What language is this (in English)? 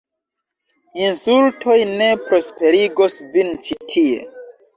Esperanto